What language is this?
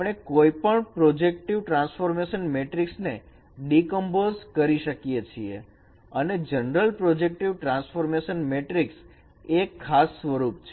Gujarati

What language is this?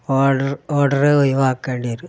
Malayalam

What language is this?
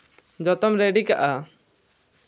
Santali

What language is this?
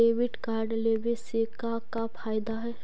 Magahi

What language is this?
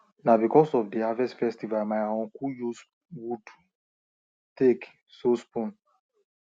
Nigerian Pidgin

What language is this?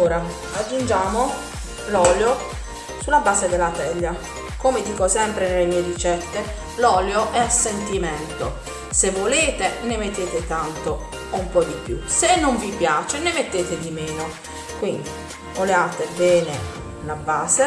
Italian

